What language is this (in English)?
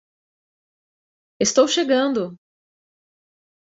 Portuguese